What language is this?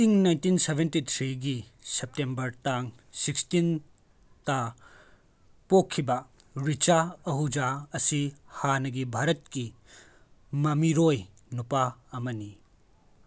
Manipuri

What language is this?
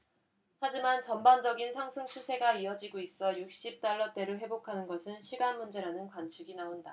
Korean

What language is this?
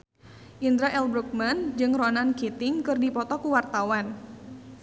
Sundanese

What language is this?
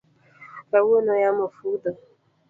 Luo (Kenya and Tanzania)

